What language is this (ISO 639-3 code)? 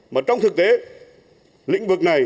vie